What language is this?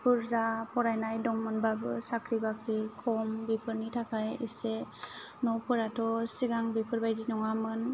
Bodo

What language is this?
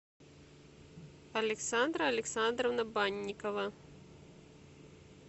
Russian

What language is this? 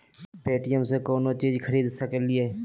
Magahi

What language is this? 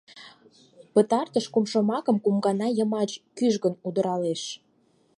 Mari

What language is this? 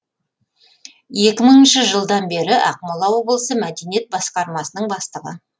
Kazakh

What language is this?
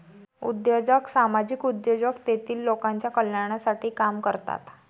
Marathi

